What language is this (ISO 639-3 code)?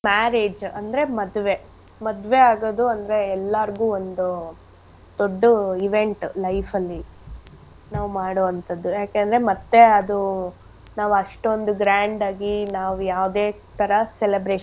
kan